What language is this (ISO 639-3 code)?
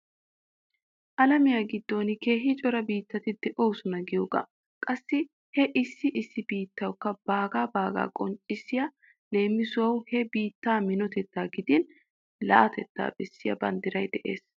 wal